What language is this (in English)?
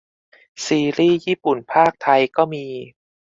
Thai